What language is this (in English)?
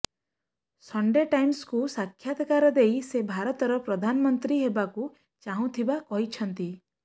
Odia